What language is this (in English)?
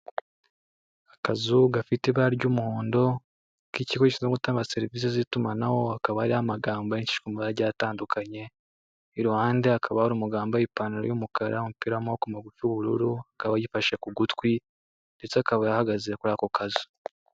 Kinyarwanda